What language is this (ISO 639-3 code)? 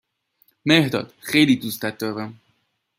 fas